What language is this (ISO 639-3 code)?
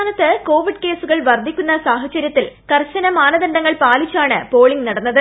mal